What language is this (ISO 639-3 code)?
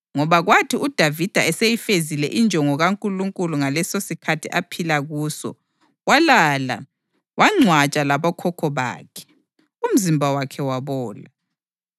nde